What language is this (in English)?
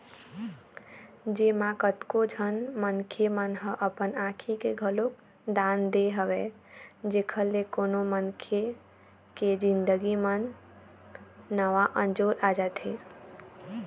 Chhattisgarhi